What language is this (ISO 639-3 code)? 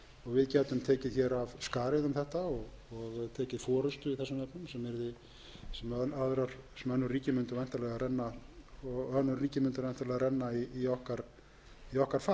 isl